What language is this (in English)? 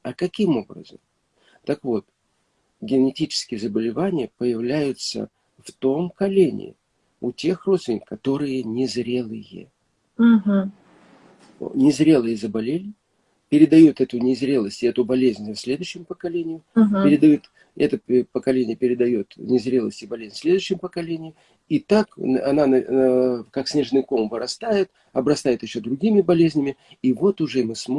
Russian